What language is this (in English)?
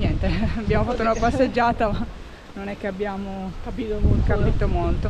Italian